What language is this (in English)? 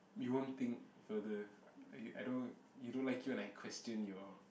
English